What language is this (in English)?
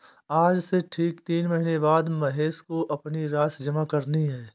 Hindi